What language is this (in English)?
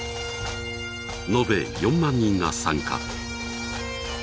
Japanese